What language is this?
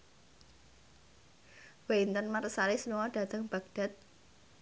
Javanese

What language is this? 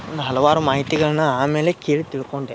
Kannada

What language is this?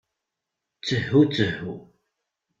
Kabyle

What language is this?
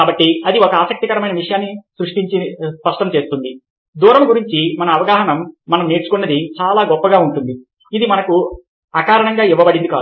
Telugu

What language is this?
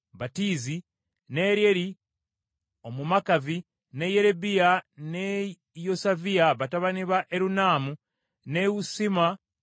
Ganda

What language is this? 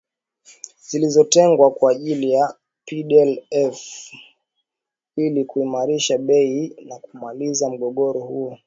Swahili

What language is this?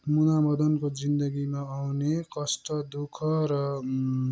Nepali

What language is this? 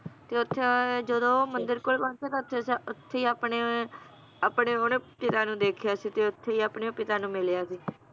Punjabi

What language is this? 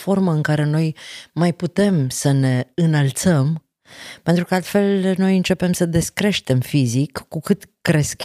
Romanian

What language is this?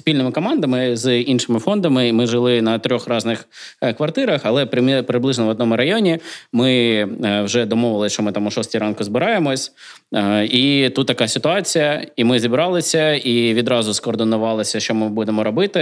Ukrainian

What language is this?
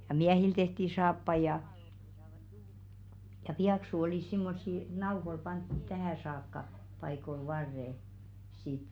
Finnish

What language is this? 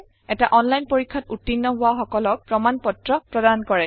Assamese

